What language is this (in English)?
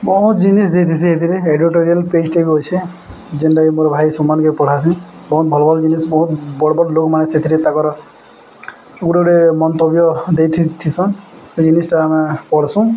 Odia